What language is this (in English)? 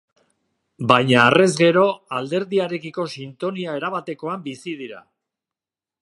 Basque